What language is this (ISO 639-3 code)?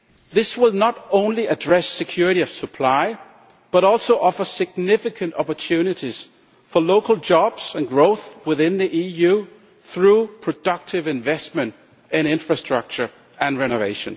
eng